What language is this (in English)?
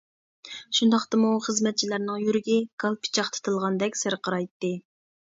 Uyghur